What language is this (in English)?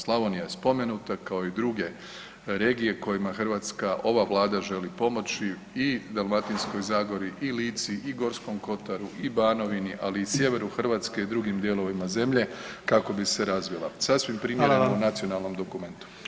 Croatian